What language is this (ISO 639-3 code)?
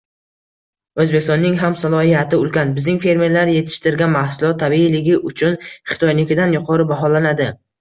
uzb